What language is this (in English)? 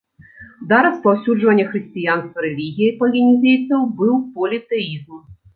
Belarusian